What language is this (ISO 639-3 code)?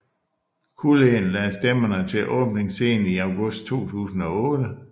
dan